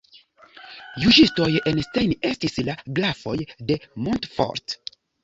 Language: Esperanto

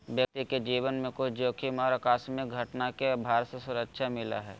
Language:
Magahi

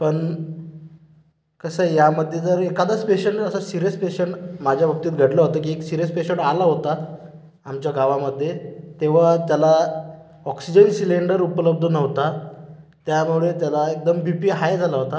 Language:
Marathi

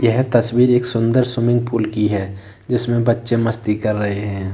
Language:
Hindi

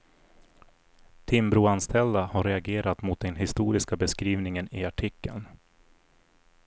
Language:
Swedish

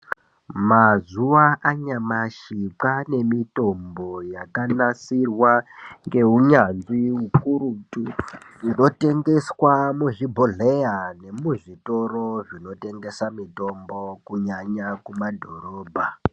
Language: Ndau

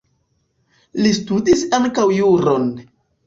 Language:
Esperanto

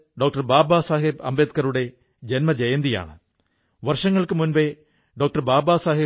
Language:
Malayalam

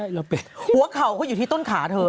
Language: Thai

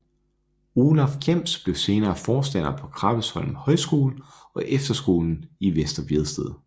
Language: Danish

